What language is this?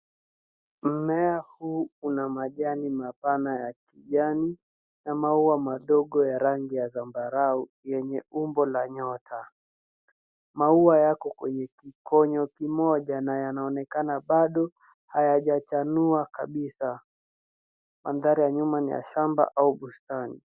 Swahili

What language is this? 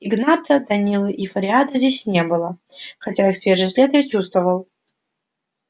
Russian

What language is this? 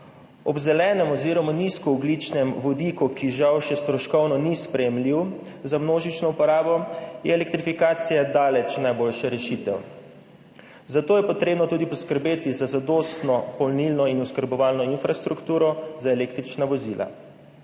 Slovenian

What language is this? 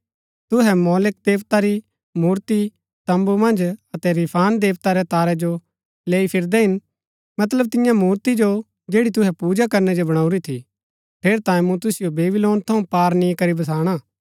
Gaddi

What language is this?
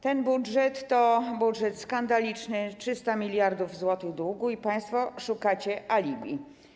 Polish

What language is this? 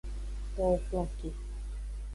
Aja (Benin)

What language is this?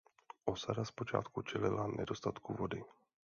Czech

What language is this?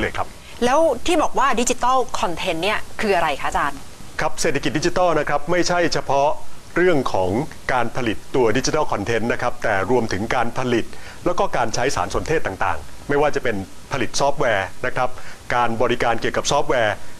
Thai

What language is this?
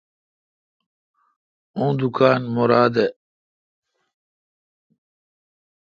Kalkoti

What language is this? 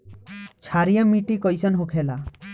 Bhojpuri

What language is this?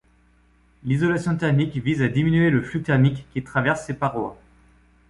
French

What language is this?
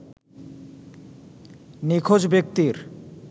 Bangla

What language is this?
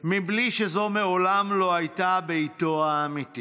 Hebrew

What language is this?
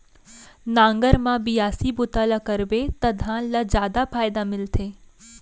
Chhattisgarhi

